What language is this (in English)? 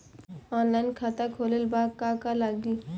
Bhojpuri